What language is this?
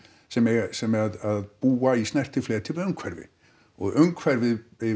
Icelandic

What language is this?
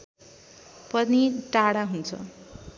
Nepali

